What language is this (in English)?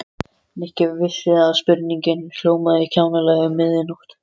Icelandic